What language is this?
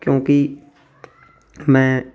Punjabi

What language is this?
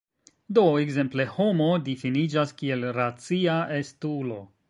Esperanto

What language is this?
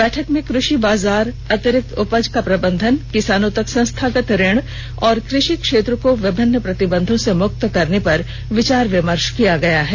Hindi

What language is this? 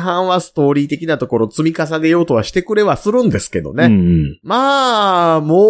Japanese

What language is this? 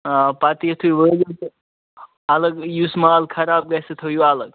Kashmiri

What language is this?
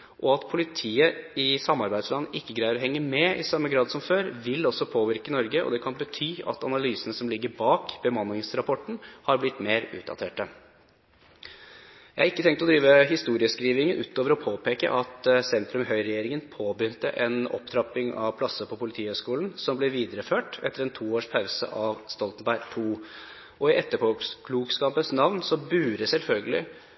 Norwegian Bokmål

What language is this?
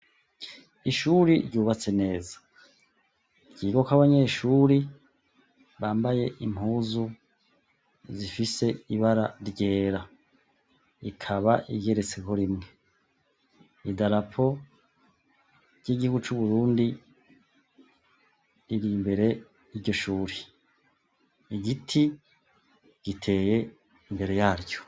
Rundi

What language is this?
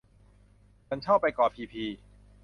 Thai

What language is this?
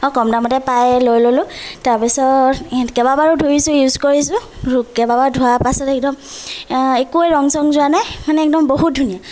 Assamese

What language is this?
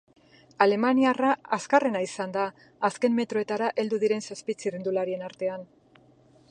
Basque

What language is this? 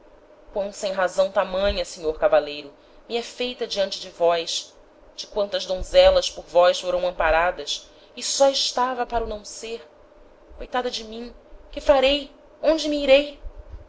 Portuguese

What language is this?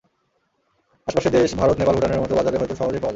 Bangla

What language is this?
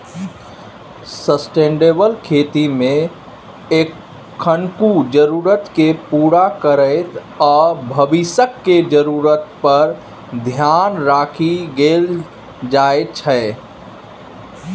Maithili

